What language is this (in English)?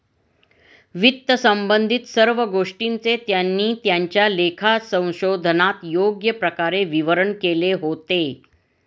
Marathi